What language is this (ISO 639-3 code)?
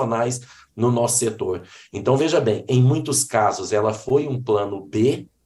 por